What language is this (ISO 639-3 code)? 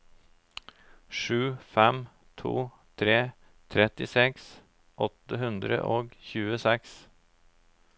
nor